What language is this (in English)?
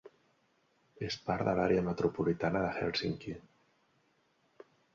Catalan